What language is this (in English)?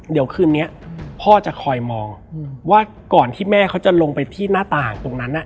Thai